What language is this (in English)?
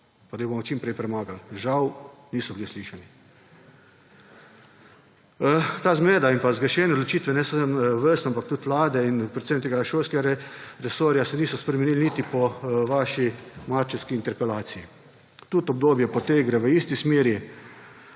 Slovenian